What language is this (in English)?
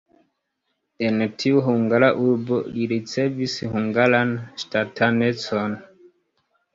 Esperanto